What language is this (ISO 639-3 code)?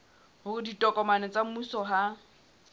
sot